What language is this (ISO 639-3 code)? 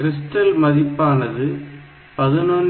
tam